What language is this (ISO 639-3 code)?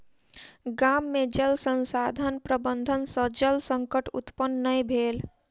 mai